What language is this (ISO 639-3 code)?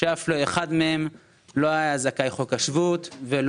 heb